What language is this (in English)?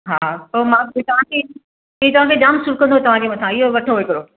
Sindhi